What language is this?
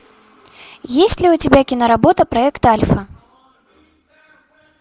Russian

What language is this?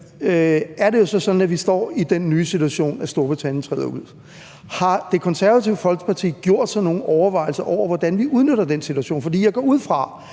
Danish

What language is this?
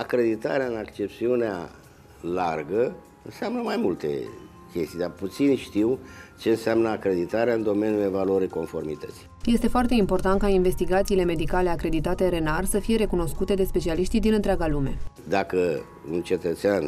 Romanian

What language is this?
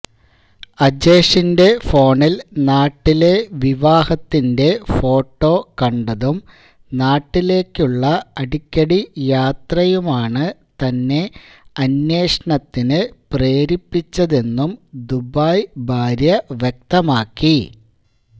Malayalam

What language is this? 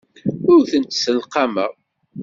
Kabyle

